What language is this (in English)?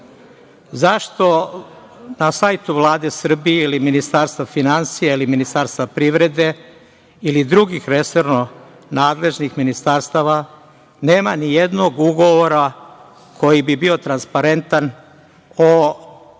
Serbian